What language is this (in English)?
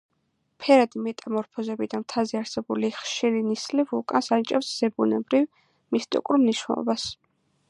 Georgian